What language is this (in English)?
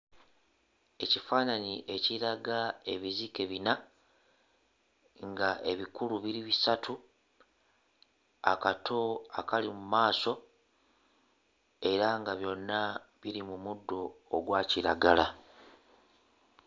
Ganda